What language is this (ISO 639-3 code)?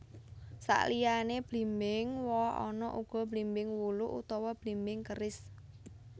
jav